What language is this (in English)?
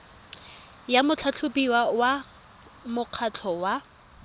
Tswana